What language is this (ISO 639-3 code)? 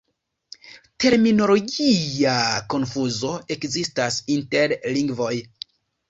epo